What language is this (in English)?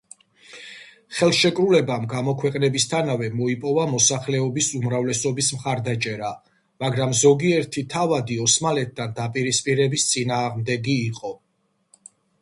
Georgian